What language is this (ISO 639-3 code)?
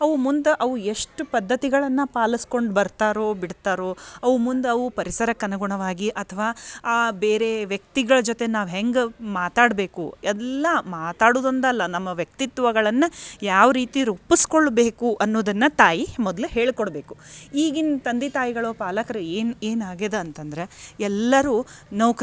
kan